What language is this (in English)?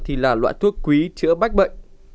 Vietnamese